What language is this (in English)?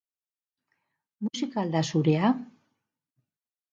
Basque